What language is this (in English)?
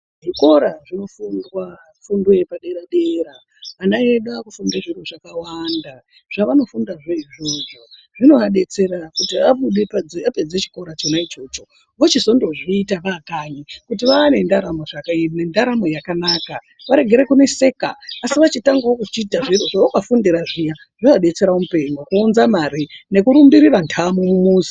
Ndau